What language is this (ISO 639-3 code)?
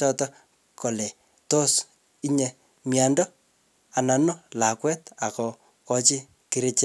kln